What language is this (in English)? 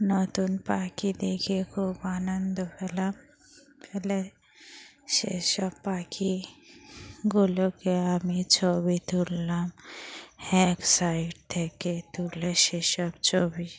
Bangla